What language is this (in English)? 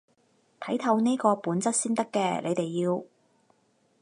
Cantonese